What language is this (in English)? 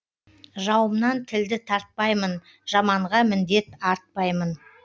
Kazakh